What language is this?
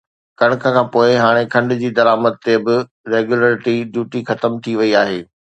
Sindhi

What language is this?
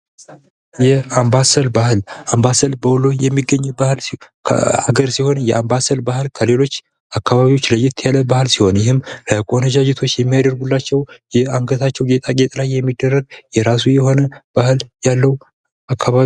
Amharic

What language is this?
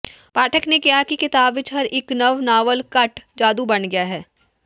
Punjabi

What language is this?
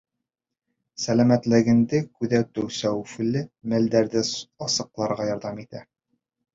Bashkir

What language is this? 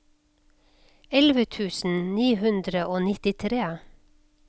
Norwegian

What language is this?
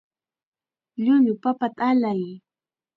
Chiquián Ancash Quechua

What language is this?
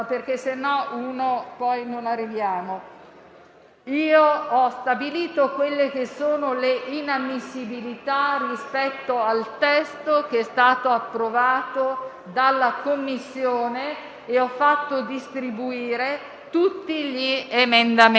Italian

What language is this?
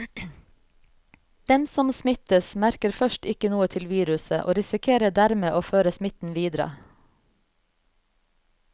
Norwegian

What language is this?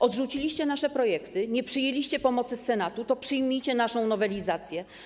Polish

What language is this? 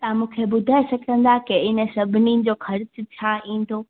Sindhi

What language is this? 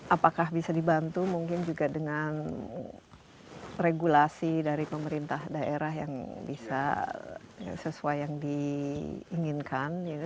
Indonesian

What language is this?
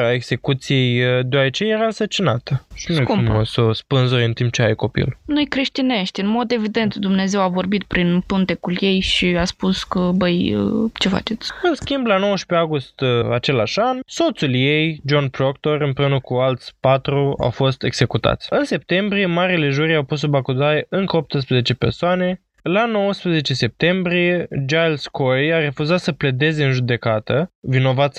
Romanian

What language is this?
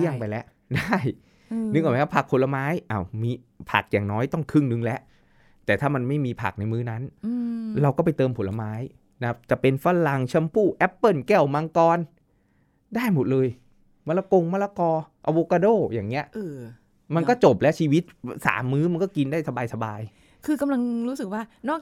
Thai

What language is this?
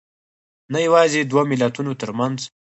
Pashto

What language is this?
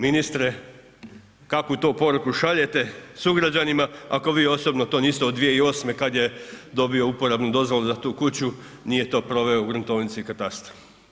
Croatian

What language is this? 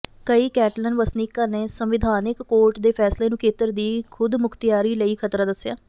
Punjabi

